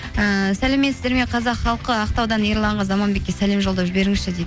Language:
Kazakh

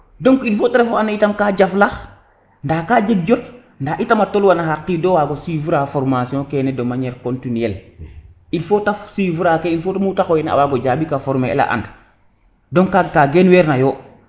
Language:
Serer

